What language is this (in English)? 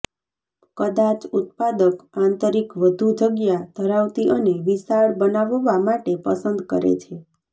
Gujarati